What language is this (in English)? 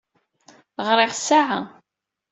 Kabyle